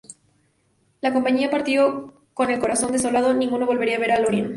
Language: Spanish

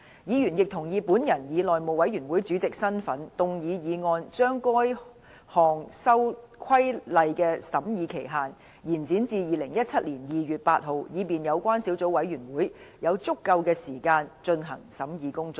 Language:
Cantonese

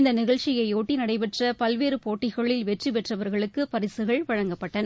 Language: Tamil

